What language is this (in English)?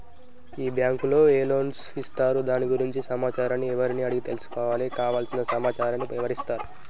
Telugu